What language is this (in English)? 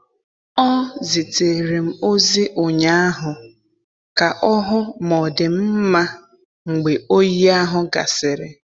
Igbo